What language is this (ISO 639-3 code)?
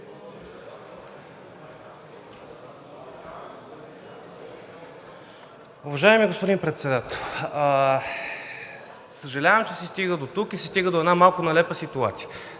bul